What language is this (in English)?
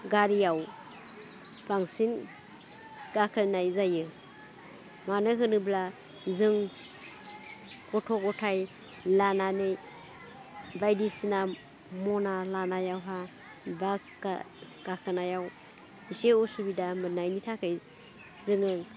Bodo